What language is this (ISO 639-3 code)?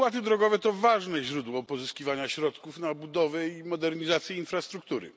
pol